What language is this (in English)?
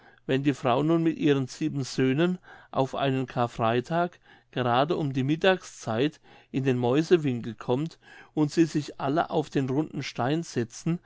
German